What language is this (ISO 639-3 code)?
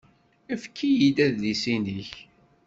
kab